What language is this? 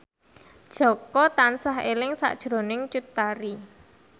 Javanese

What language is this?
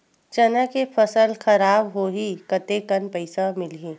Chhattisgarhi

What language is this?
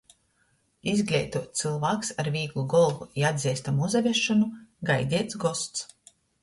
Latgalian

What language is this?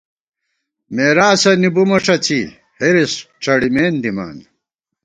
Gawar-Bati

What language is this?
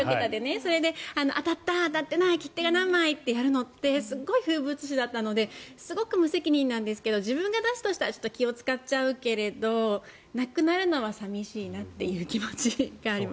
Japanese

